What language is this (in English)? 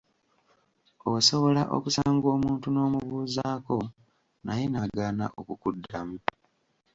Ganda